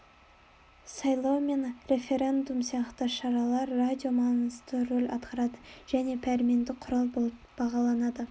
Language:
Kazakh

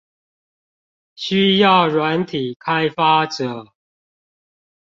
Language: Chinese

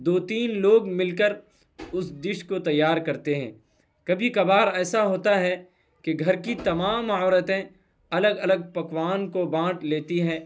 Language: Urdu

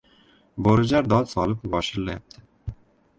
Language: Uzbek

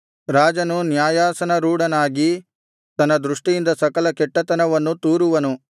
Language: Kannada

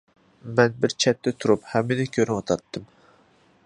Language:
Uyghur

